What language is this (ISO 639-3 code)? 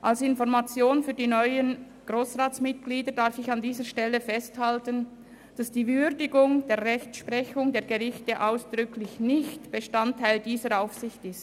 gsw